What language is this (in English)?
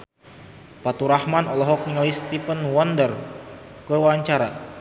Sundanese